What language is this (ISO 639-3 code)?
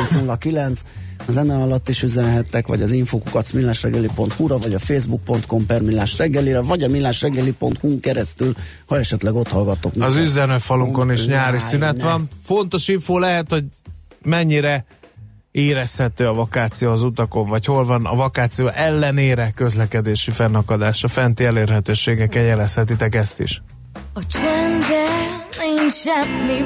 hun